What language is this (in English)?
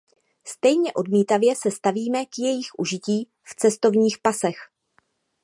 Czech